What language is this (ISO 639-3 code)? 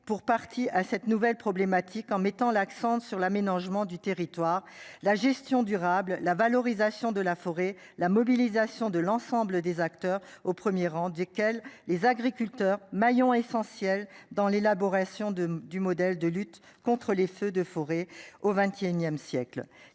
fra